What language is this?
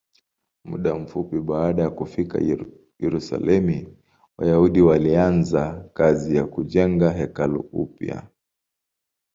Swahili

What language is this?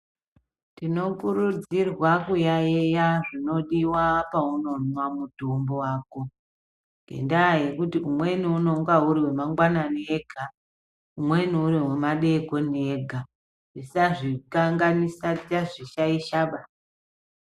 Ndau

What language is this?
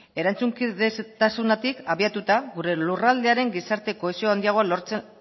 Basque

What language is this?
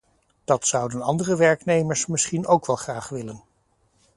Dutch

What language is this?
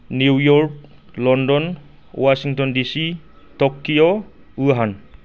Bodo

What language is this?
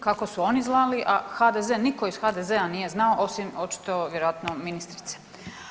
Croatian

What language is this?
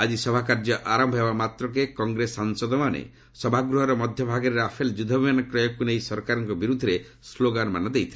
Odia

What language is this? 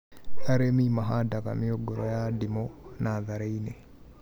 Kikuyu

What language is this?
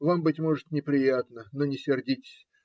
Russian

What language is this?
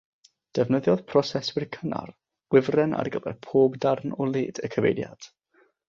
Welsh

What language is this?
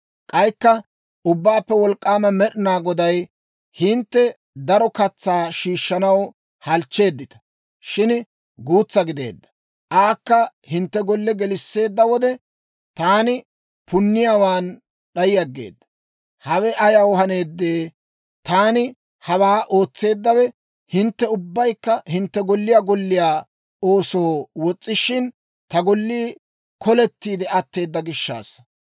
Dawro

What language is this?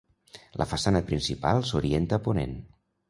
Catalan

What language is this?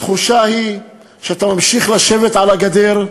Hebrew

